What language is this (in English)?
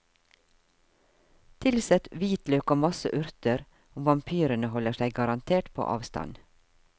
Norwegian